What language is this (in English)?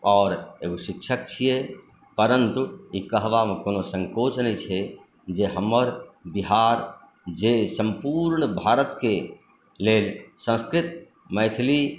Maithili